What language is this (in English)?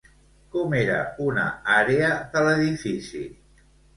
Catalan